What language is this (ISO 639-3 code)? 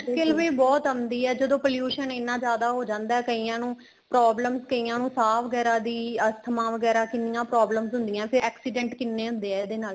pan